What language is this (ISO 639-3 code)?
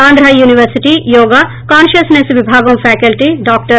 tel